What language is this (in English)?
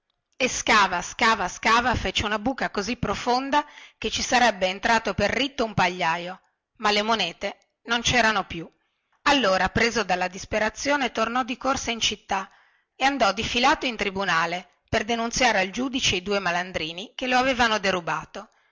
Italian